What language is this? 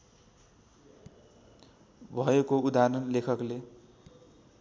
Nepali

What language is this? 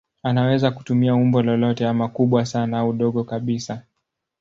Swahili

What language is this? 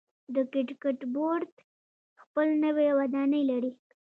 Pashto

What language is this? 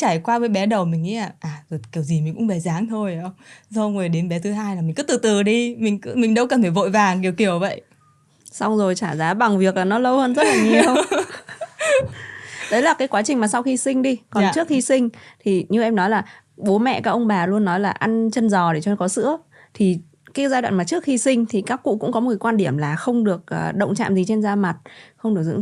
Vietnamese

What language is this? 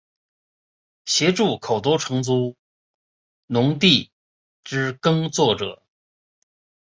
Chinese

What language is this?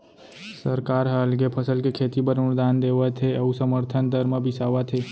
Chhattisgarhi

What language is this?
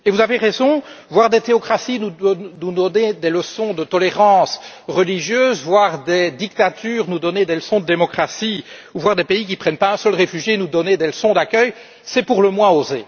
French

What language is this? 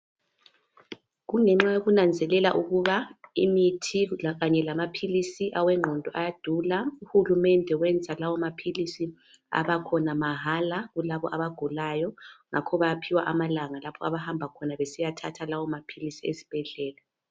North Ndebele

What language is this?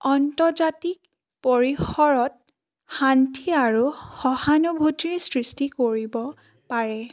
Assamese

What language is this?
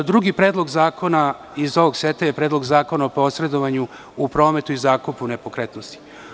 Serbian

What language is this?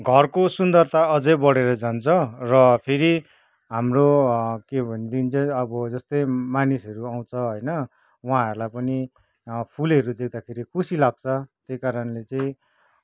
Nepali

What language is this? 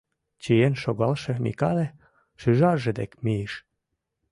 Mari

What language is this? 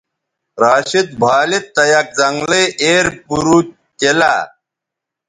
Bateri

